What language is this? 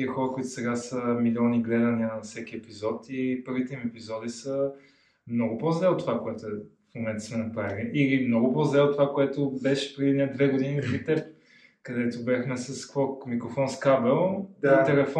Bulgarian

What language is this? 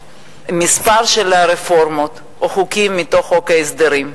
Hebrew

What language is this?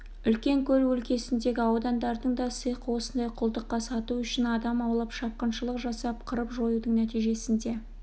Kazakh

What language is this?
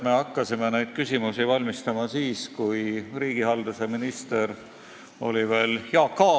Estonian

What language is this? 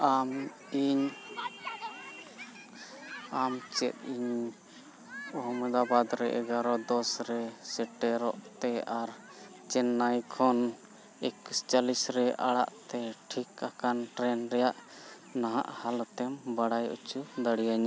Santali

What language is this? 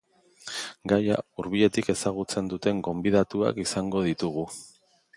Basque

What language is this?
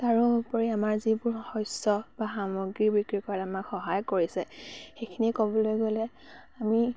Assamese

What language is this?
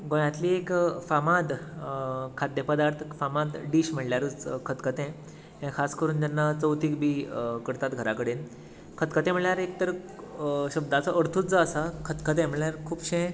Konkani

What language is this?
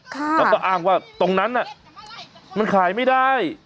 Thai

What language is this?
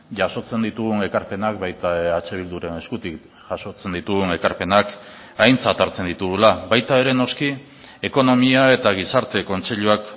Basque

